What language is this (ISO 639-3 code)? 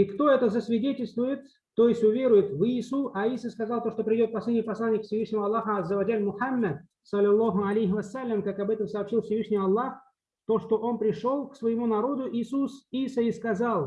rus